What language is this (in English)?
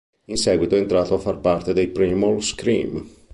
Italian